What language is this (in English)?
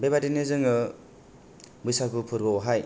Bodo